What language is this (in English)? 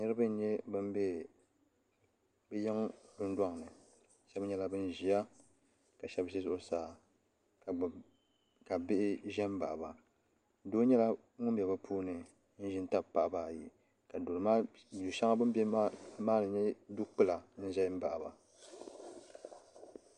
Dagbani